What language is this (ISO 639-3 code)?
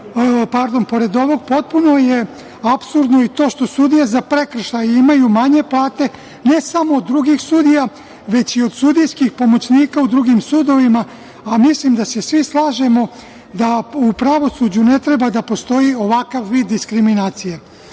srp